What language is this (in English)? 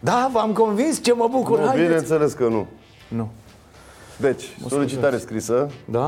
Romanian